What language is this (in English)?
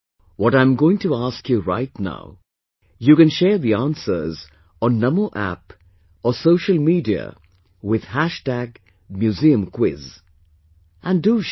English